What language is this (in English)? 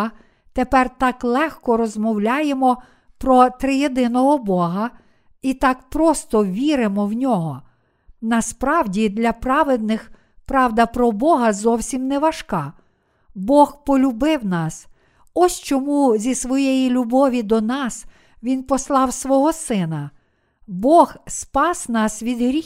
Ukrainian